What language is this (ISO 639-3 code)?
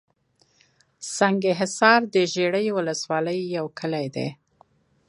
pus